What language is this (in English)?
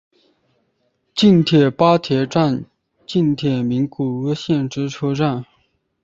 Chinese